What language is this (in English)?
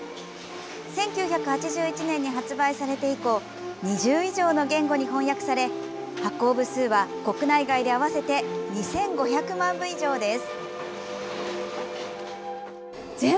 Japanese